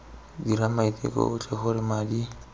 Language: Tswana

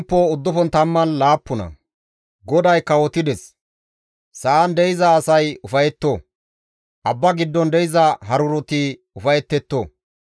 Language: Gamo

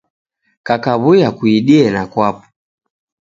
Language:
Taita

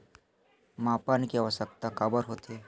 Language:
Chhattisgarhi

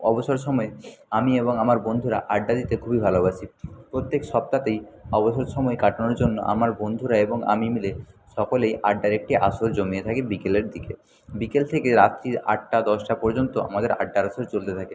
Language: Bangla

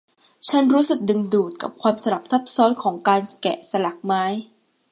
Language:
Thai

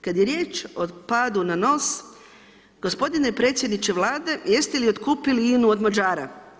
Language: Croatian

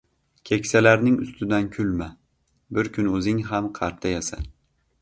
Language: Uzbek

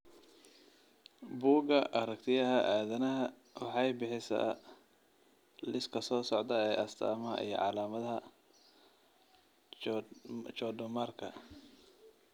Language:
Somali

